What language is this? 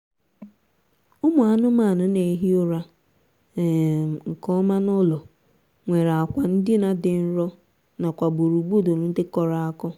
Igbo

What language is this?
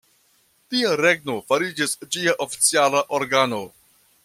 Esperanto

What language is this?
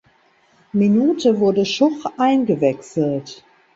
German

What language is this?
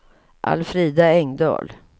Swedish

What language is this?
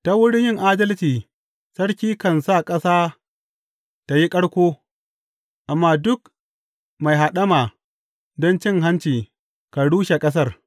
Hausa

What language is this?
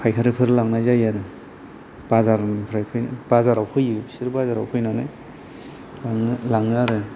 Bodo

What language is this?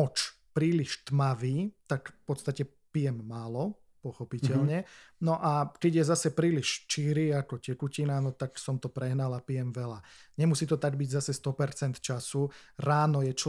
Slovak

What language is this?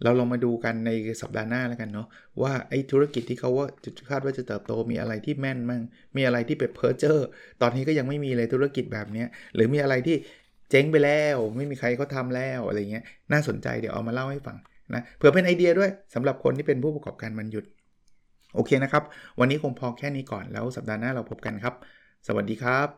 Thai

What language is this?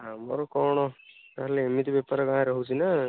Odia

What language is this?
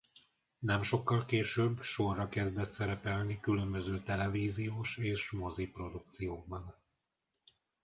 Hungarian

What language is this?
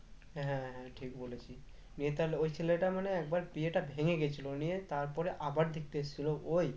Bangla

